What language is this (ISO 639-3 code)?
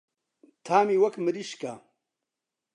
ckb